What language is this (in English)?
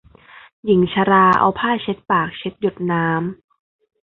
Thai